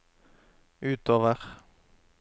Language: Norwegian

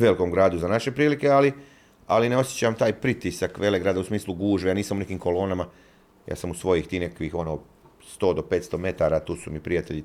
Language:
Croatian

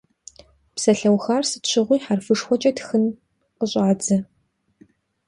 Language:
Kabardian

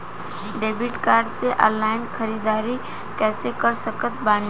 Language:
Bhojpuri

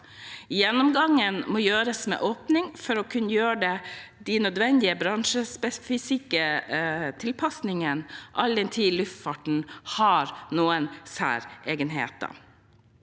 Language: Norwegian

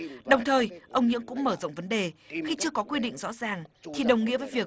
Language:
Vietnamese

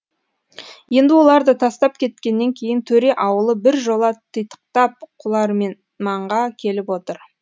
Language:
Kazakh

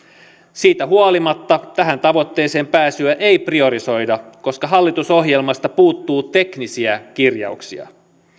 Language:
Finnish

